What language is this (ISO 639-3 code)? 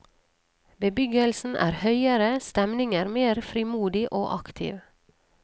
nor